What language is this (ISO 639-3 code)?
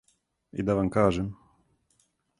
srp